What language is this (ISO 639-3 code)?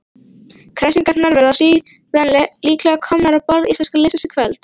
isl